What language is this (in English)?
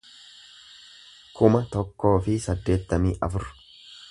Oromo